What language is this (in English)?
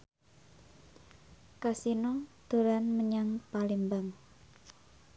Javanese